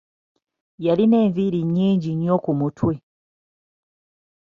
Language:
Ganda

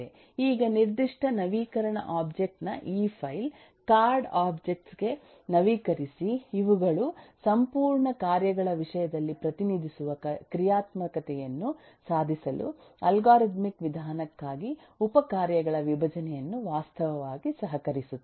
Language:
Kannada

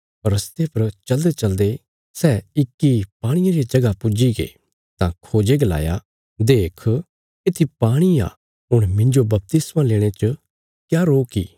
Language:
Bilaspuri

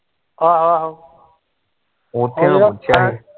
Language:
Punjabi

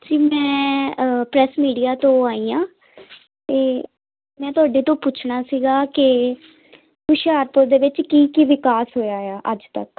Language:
Punjabi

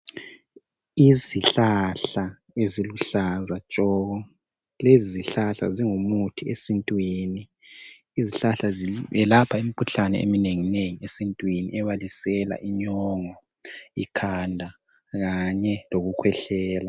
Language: North Ndebele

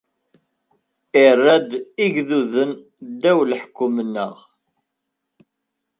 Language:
Kabyle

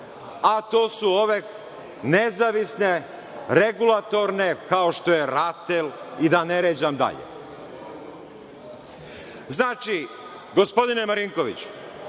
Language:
Serbian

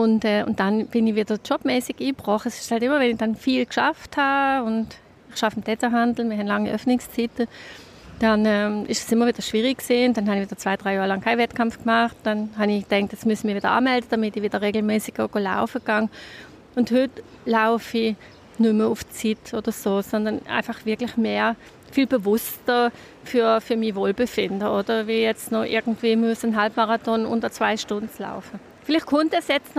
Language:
German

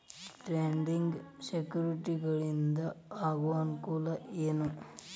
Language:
Kannada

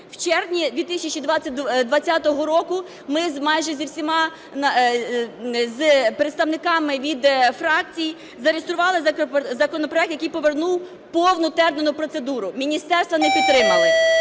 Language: Ukrainian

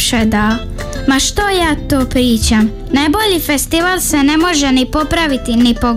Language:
Croatian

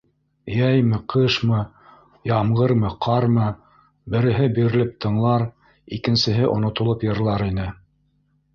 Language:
Bashkir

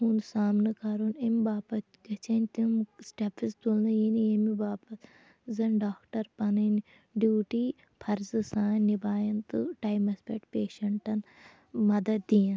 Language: Kashmiri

